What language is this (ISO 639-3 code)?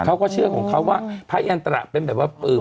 tha